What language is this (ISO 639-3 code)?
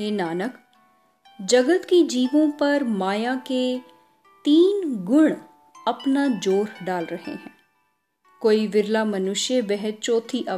hin